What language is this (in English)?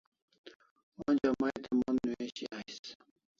Kalasha